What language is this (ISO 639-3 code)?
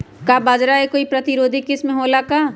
mag